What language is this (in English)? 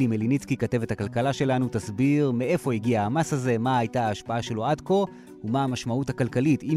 Hebrew